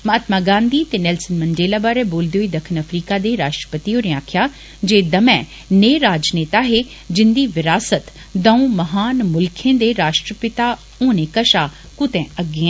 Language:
Dogri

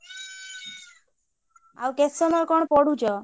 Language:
Odia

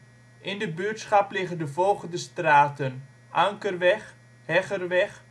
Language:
Dutch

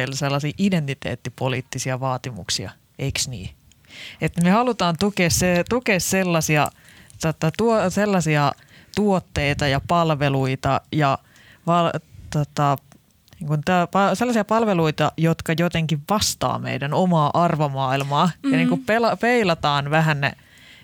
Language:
Finnish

